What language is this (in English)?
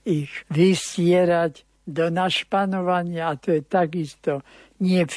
Slovak